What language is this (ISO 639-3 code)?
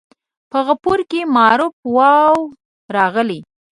pus